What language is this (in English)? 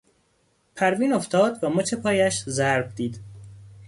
Persian